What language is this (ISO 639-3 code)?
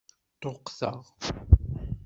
kab